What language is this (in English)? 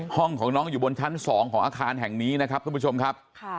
Thai